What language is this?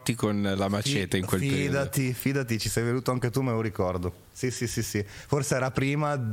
Italian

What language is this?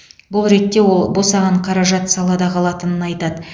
Kazakh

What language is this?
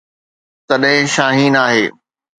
Sindhi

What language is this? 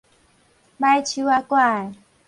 Min Nan Chinese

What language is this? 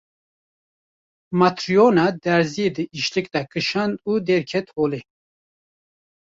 Kurdish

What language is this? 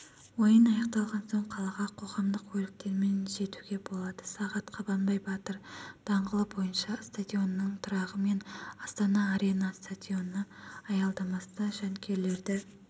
Kazakh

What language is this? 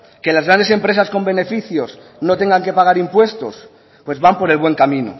Spanish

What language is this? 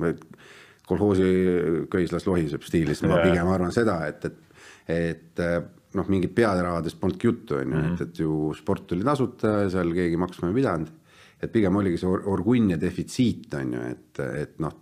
Finnish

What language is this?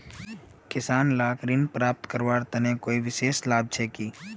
Magahi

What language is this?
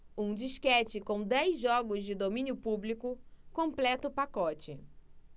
Portuguese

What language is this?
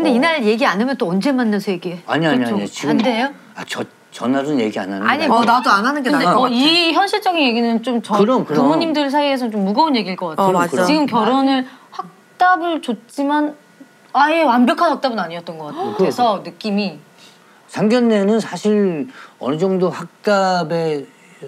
Korean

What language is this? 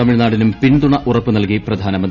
Malayalam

